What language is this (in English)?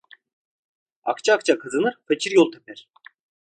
Turkish